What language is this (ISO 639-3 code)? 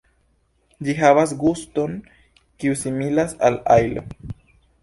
epo